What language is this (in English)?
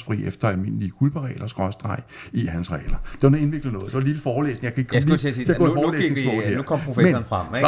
Danish